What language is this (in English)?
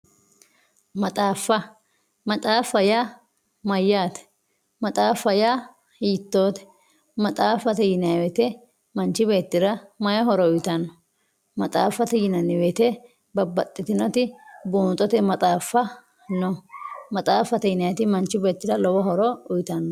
Sidamo